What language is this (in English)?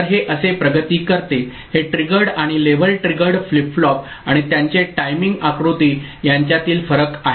Marathi